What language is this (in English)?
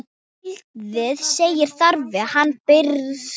Icelandic